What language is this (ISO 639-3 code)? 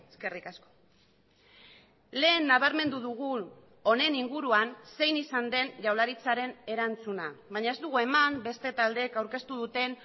eus